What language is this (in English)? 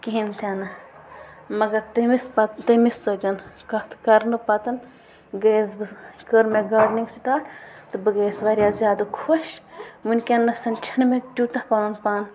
Kashmiri